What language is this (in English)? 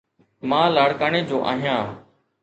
Sindhi